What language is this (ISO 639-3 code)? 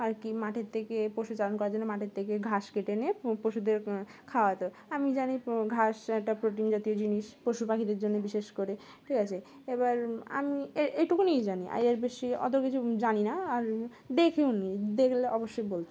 ben